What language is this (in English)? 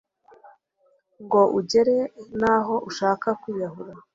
Kinyarwanda